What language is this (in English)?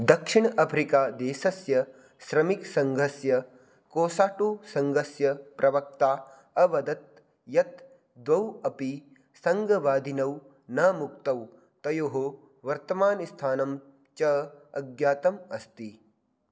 Sanskrit